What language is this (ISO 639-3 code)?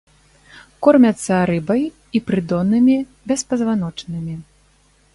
bel